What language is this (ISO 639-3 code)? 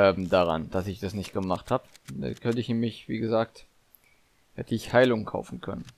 deu